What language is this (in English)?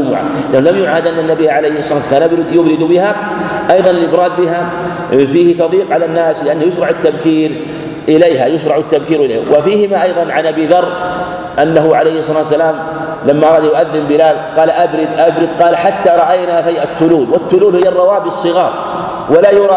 Arabic